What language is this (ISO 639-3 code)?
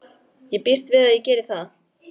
isl